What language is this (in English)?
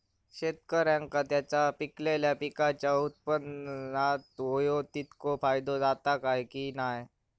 Marathi